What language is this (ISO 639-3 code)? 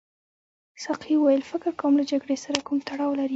pus